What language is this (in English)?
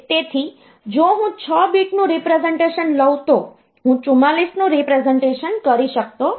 Gujarati